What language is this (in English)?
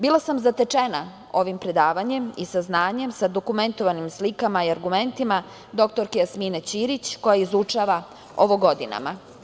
Serbian